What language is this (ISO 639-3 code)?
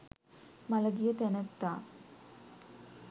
sin